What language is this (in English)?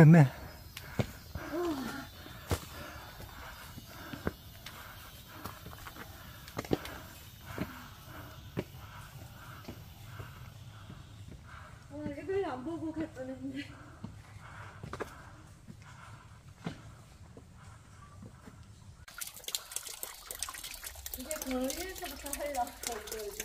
Korean